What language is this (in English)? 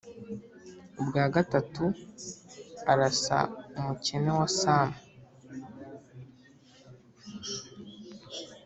Kinyarwanda